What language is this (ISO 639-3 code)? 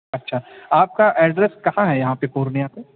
urd